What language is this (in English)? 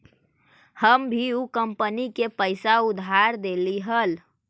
Magahi